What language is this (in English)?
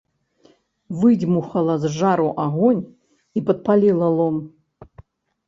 Belarusian